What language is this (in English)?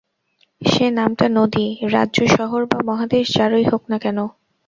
Bangla